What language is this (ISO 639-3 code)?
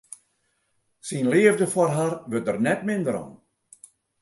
fry